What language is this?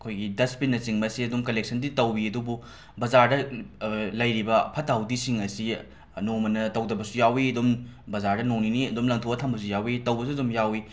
Manipuri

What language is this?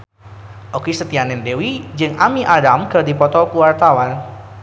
Sundanese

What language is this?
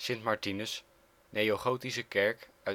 Dutch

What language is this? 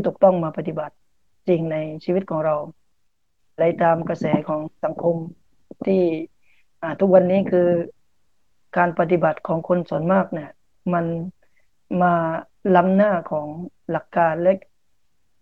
Thai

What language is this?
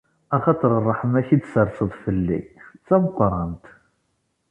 Kabyle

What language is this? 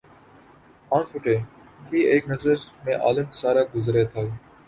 Urdu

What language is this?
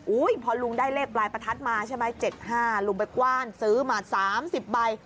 Thai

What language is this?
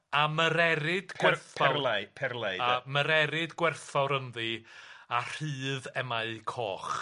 Welsh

